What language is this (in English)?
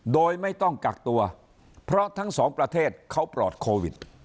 Thai